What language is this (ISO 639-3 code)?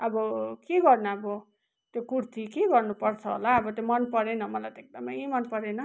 nep